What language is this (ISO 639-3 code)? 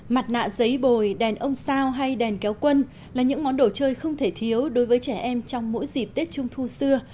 vie